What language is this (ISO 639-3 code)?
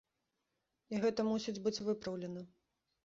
bel